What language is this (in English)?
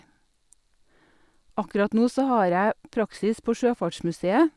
Norwegian